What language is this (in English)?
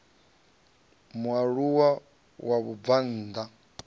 Venda